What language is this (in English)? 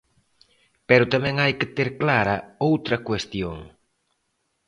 Galician